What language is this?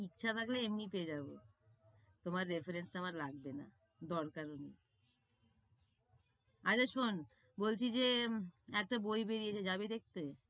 Bangla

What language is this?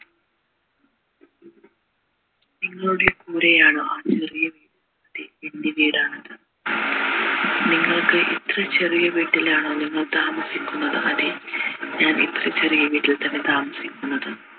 Malayalam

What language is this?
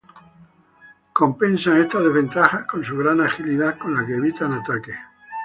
Spanish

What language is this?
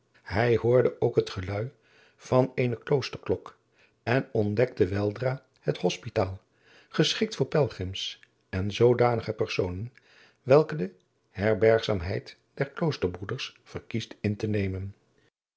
Dutch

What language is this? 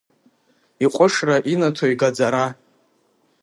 Abkhazian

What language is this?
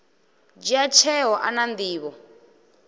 Venda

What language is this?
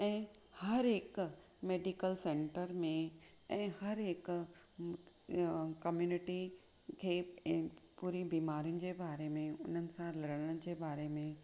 Sindhi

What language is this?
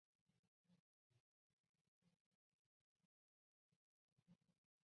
Chinese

